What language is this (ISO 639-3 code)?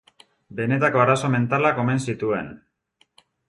eus